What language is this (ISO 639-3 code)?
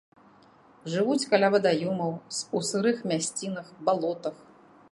bel